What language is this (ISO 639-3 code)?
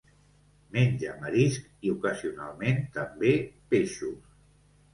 cat